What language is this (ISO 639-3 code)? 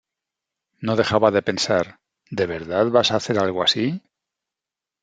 spa